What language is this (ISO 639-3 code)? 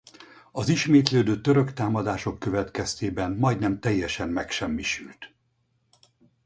hun